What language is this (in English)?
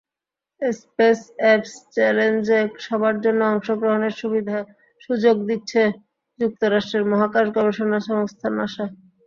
Bangla